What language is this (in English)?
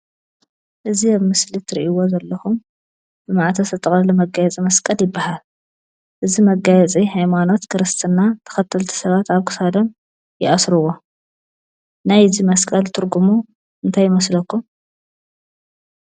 Tigrinya